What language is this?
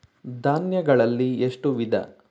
Kannada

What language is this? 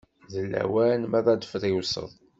Kabyle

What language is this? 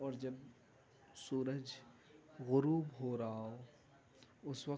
Urdu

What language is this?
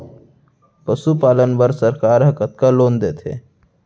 Chhattisgarhi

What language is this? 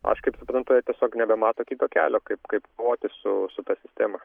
Lithuanian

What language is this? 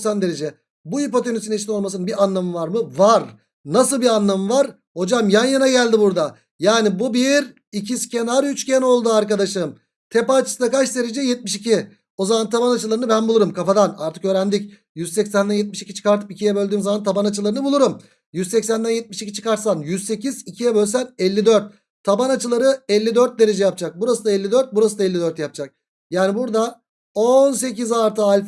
Turkish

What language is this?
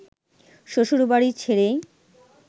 Bangla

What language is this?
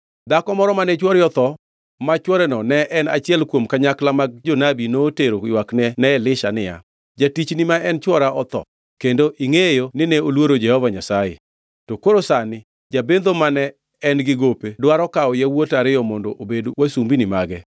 Luo (Kenya and Tanzania)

